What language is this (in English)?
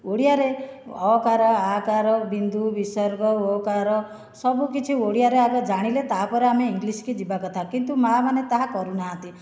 Odia